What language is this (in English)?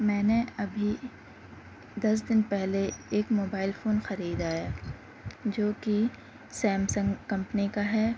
Urdu